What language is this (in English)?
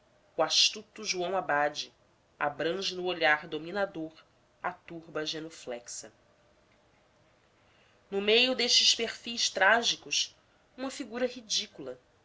Portuguese